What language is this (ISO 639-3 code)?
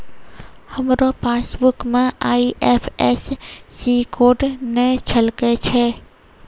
mai